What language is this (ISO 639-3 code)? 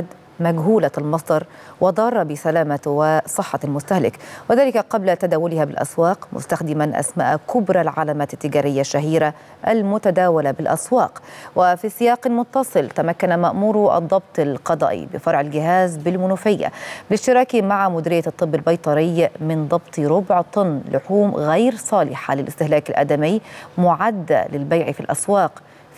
ara